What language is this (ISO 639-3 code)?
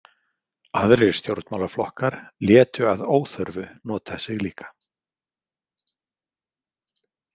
isl